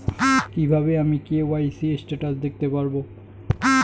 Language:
Bangla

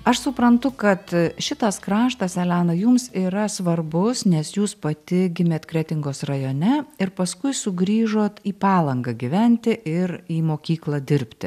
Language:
Lithuanian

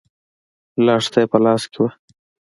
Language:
Pashto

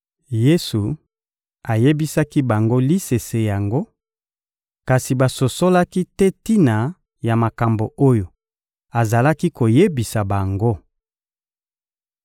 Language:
Lingala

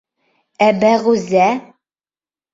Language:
Bashkir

